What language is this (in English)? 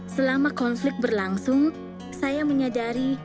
Indonesian